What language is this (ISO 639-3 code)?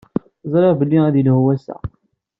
kab